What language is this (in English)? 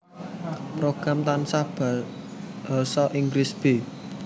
Javanese